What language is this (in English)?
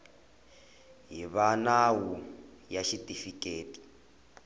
Tsonga